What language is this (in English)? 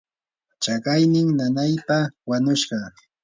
Yanahuanca Pasco Quechua